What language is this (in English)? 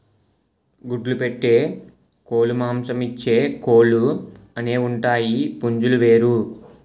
Telugu